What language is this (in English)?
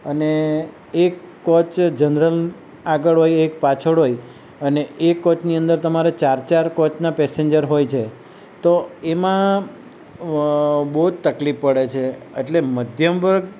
Gujarati